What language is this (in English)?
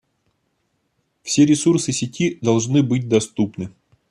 Russian